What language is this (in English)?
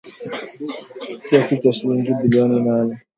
Swahili